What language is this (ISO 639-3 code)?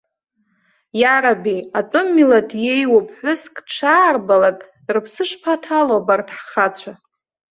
abk